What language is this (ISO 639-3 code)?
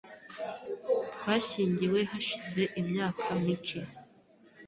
kin